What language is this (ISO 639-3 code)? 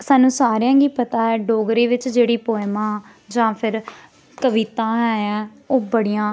doi